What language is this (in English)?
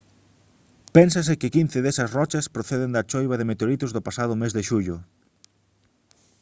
Galician